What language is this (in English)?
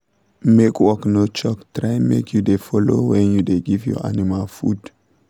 Nigerian Pidgin